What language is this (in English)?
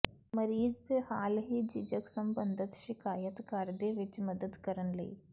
Punjabi